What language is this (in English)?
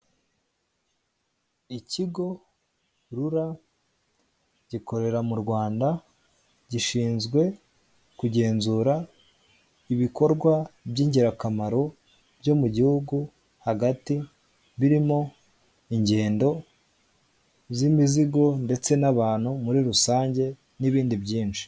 Kinyarwanda